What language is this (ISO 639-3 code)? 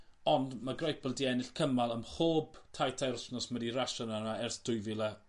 cym